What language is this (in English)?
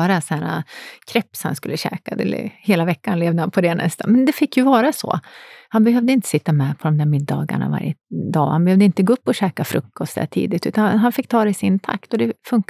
Swedish